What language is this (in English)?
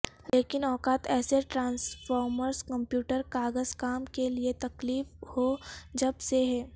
Urdu